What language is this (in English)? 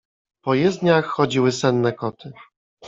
Polish